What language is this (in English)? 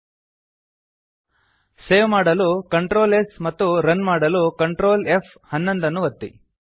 Kannada